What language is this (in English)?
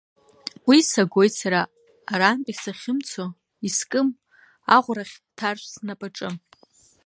Abkhazian